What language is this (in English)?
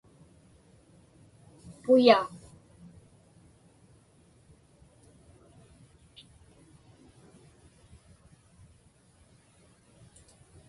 Inupiaq